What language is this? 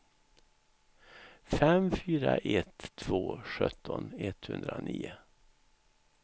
Swedish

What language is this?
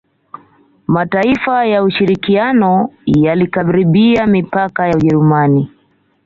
Swahili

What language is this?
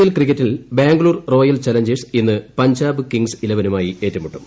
Malayalam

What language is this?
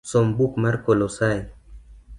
Luo (Kenya and Tanzania)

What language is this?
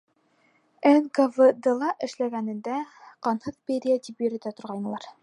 Bashkir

